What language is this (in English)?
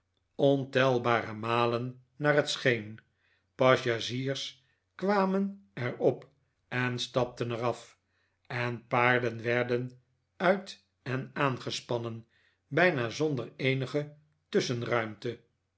Dutch